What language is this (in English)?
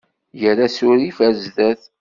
Kabyle